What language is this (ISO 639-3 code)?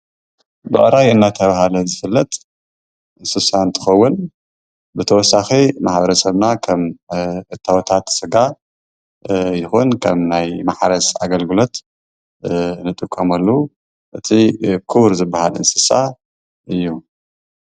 tir